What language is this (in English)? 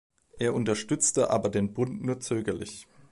German